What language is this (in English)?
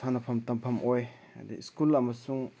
Manipuri